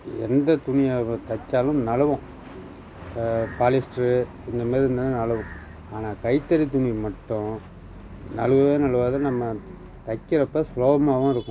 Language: Tamil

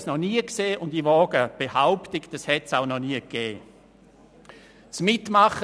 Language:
Swiss German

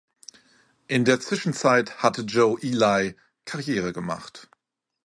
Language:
German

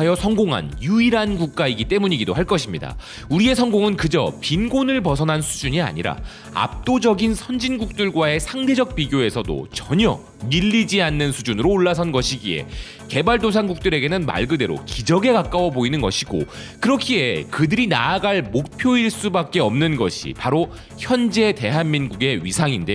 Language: Korean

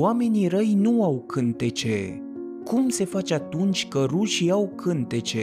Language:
Romanian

